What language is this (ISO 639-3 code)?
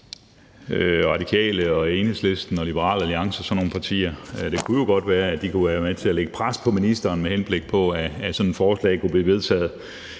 dan